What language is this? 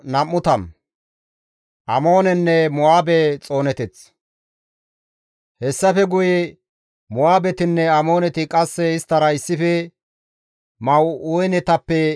Gamo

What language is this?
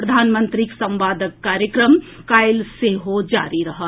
Maithili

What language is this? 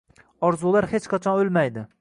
Uzbek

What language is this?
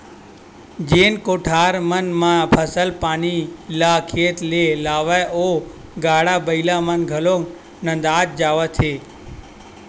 Chhattisgarhi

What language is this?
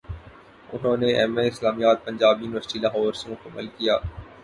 Urdu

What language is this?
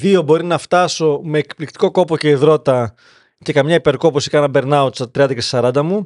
Greek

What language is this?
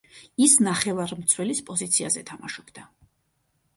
Georgian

